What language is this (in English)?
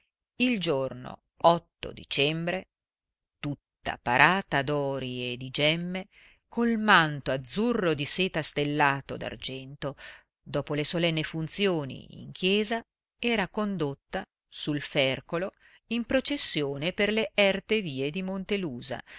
Italian